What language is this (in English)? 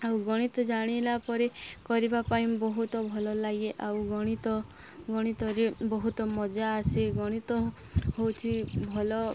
Odia